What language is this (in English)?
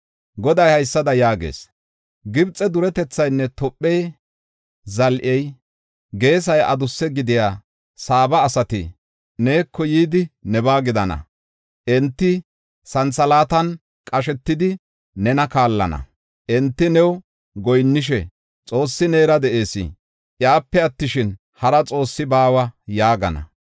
Gofa